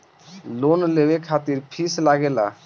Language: Bhojpuri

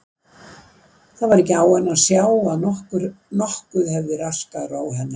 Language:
Icelandic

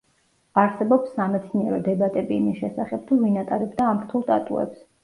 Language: Georgian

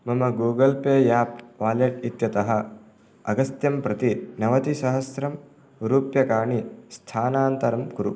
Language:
Sanskrit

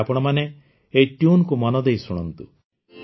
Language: Odia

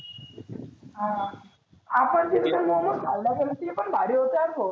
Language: Marathi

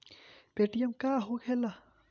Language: Bhojpuri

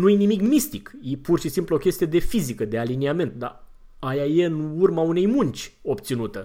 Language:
Romanian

